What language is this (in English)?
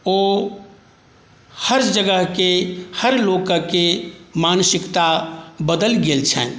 Maithili